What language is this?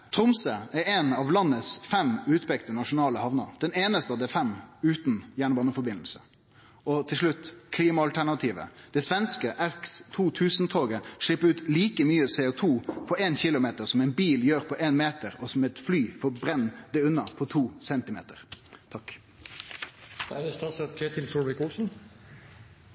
Norwegian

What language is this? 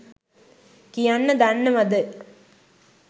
Sinhala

